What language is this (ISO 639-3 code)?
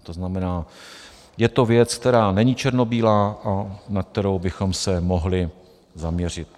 ces